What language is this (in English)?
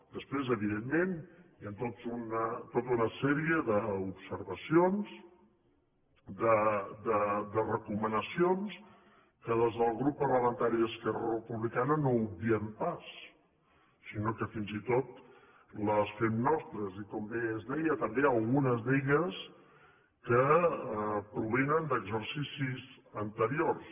Catalan